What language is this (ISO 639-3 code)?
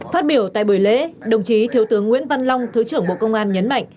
vie